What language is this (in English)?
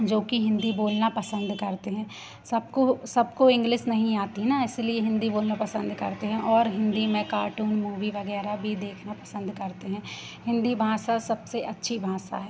Hindi